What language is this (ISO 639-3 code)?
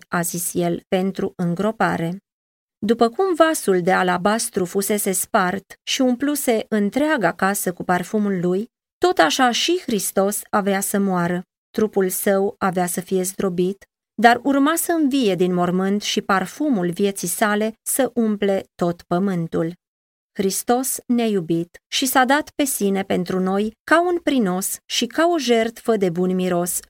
ron